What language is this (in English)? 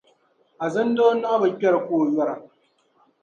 Dagbani